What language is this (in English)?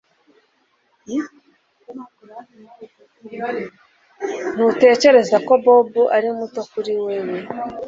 Kinyarwanda